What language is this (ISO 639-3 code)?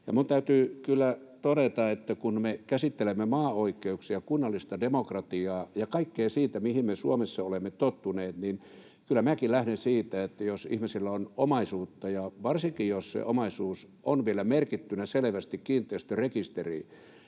fin